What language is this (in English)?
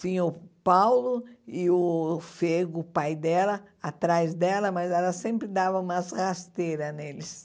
Portuguese